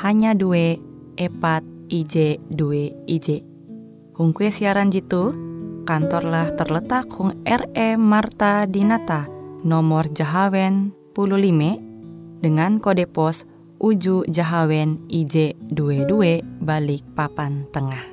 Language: Indonesian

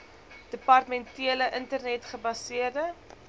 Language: Afrikaans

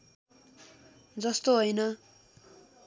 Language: Nepali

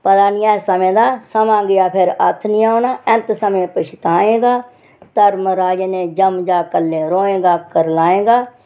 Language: Dogri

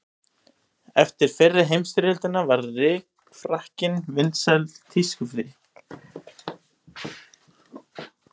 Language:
Icelandic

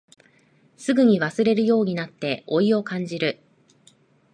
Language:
Japanese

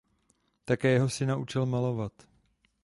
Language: Czech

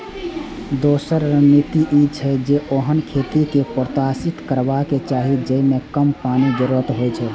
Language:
Maithili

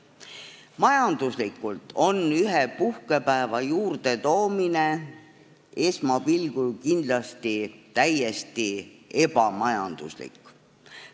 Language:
Estonian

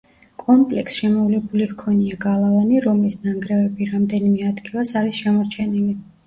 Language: Georgian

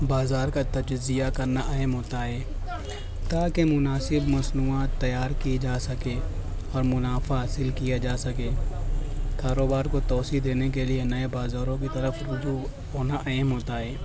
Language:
Urdu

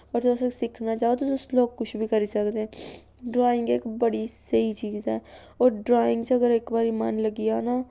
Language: Dogri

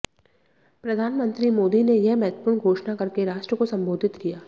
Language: Hindi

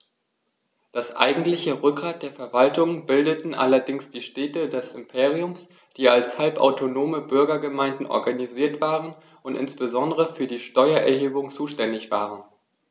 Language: German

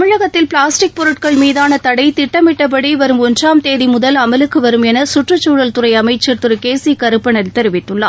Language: Tamil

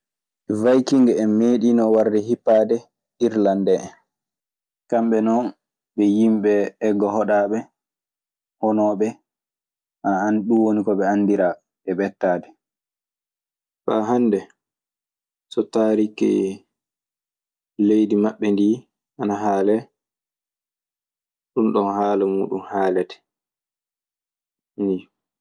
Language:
Maasina Fulfulde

